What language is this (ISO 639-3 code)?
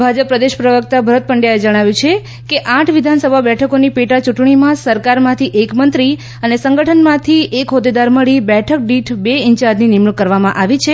guj